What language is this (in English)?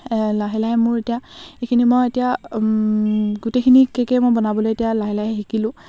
Assamese